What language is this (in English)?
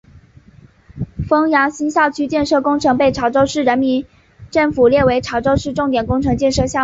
Chinese